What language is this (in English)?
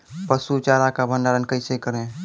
Maithili